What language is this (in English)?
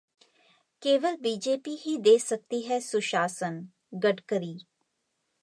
Hindi